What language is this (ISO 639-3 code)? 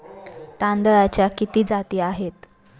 mar